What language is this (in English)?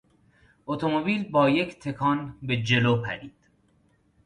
Persian